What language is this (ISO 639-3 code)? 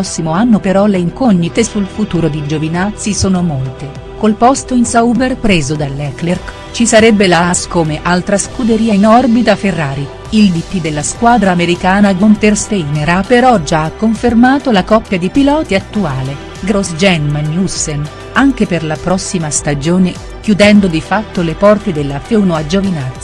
ita